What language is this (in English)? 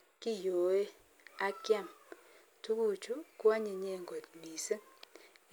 Kalenjin